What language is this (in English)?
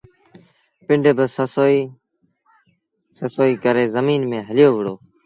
Sindhi Bhil